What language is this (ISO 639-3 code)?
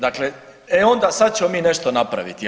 hrv